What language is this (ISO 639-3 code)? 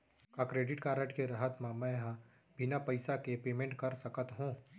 hne